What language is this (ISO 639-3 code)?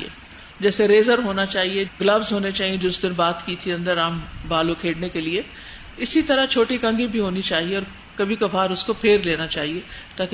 urd